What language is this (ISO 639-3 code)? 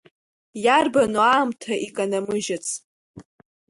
abk